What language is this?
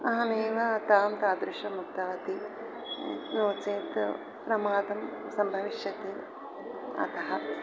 Sanskrit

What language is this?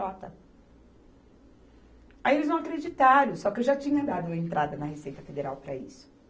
Portuguese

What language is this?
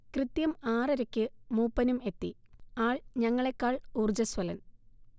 Malayalam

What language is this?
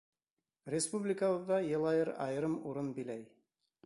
Bashkir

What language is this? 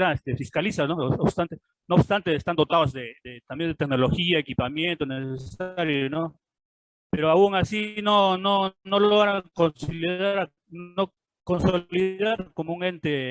Spanish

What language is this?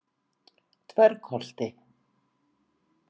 Icelandic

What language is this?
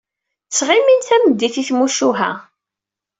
Kabyle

